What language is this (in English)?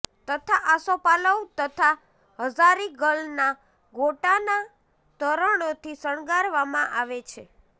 Gujarati